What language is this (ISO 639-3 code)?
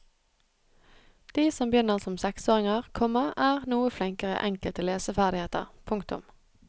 nor